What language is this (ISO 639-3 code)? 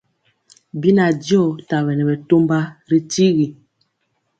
mcx